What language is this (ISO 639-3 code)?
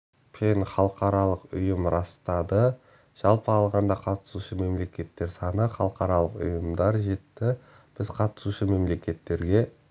kaz